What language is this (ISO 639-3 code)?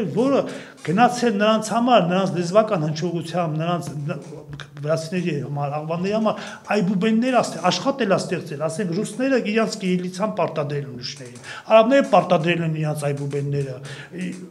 ron